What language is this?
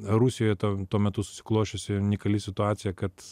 Lithuanian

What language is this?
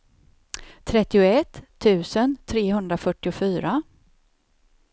Swedish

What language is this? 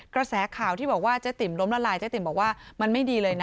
Thai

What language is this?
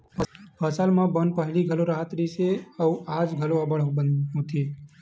Chhattisgarhi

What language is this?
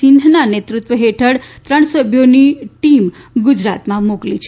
Gujarati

